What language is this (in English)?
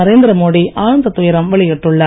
Tamil